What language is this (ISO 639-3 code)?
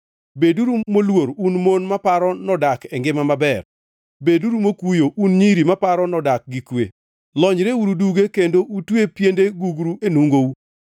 luo